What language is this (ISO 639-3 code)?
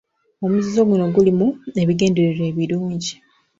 lug